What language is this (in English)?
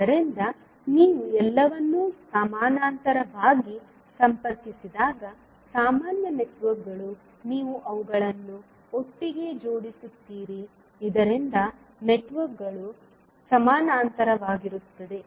Kannada